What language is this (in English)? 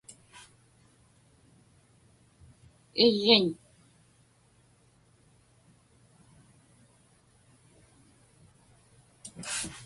Inupiaq